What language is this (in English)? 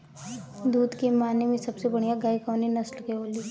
Bhojpuri